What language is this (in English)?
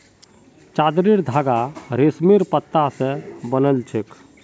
Magahi